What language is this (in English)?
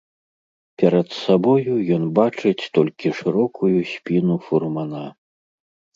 Belarusian